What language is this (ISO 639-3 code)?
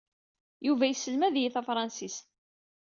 kab